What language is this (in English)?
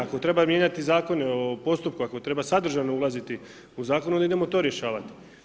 Croatian